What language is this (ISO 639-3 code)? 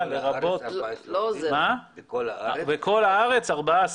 heb